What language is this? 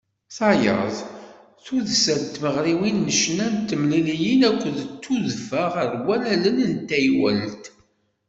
Kabyle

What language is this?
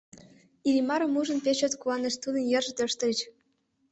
Mari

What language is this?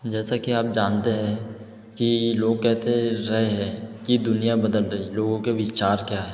Hindi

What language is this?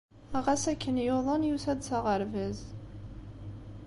Kabyle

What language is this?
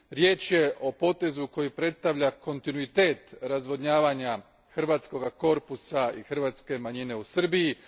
Croatian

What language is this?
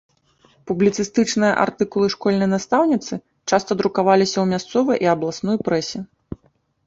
Belarusian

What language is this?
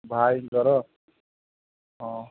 Odia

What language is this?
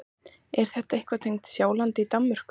Icelandic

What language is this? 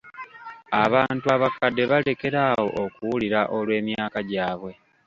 Ganda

